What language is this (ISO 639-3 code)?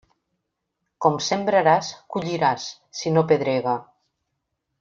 cat